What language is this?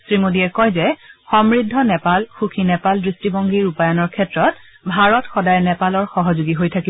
Assamese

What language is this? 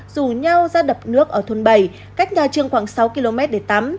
Vietnamese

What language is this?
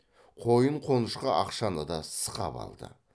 Kazakh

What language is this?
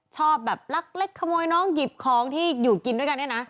Thai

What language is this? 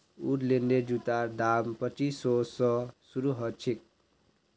Magahi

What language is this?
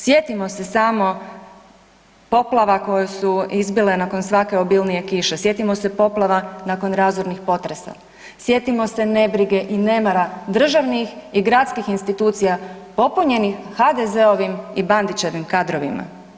Croatian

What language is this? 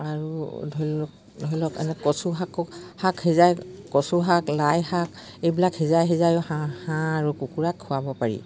Assamese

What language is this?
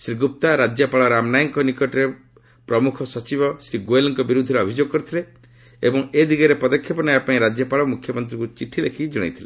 Odia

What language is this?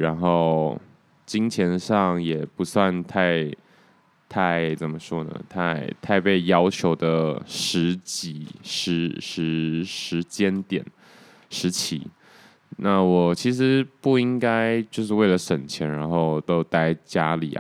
Chinese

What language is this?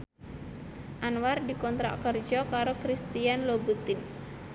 Javanese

